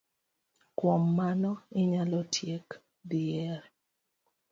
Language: Luo (Kenya and Tanzania)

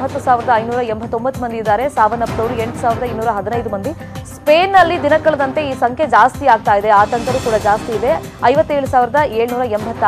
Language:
Kannada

